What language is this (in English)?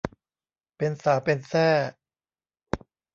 Thai